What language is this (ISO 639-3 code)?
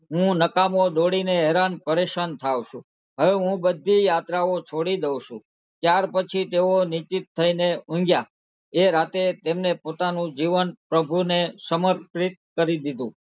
guj